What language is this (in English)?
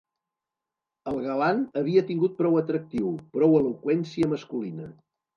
Catalan